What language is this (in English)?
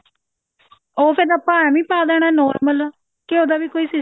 Punjabi